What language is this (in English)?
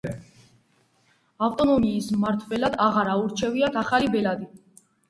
Georgian